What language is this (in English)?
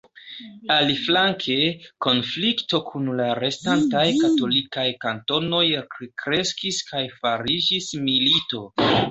Esperanto